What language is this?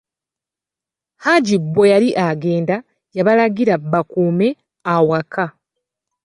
Ganda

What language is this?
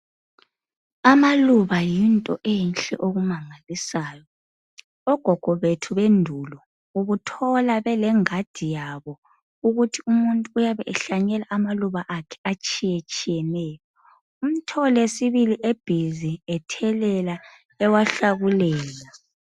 North Ndebele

